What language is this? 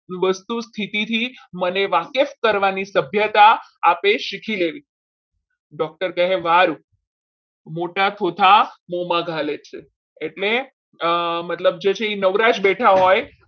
Gujarati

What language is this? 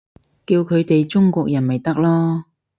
Cantonese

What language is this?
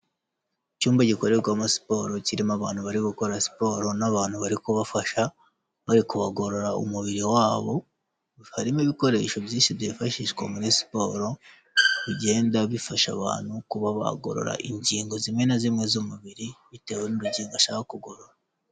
Kinyarwanda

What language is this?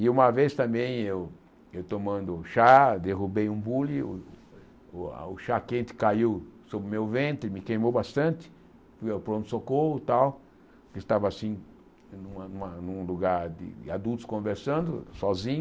Portuguese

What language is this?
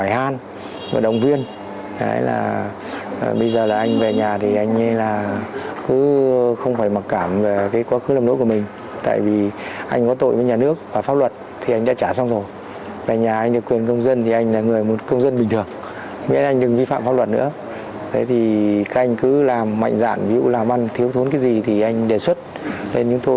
Vietnamese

